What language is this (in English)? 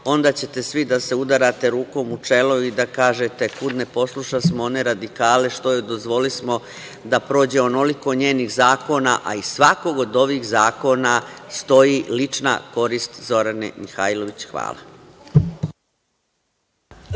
Serbian